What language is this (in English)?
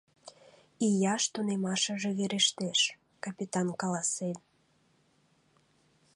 Mari